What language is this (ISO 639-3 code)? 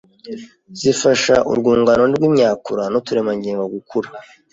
kin